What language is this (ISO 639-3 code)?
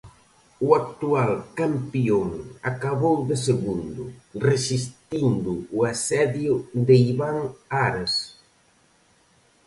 glg